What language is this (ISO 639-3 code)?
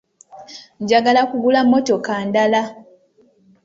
lug